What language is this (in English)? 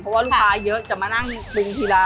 Thai